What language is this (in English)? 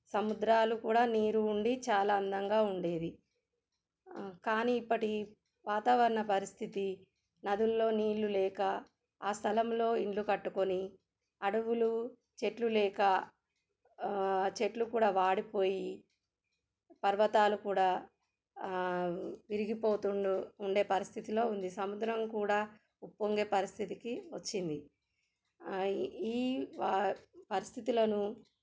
Telugu